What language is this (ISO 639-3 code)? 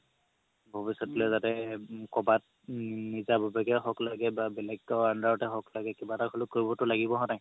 asm